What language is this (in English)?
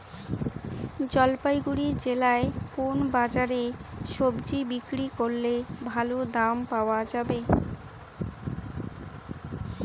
Bangla